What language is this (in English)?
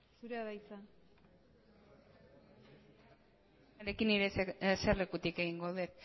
Basque